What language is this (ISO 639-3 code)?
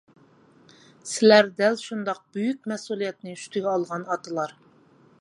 uig